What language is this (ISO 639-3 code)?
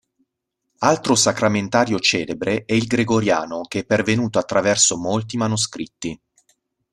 ita